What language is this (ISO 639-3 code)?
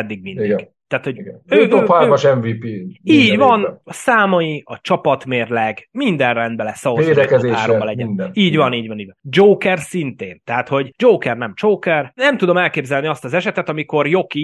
hun